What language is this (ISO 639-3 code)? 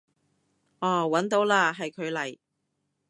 yue